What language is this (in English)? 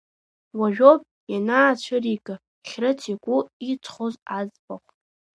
Abkhazian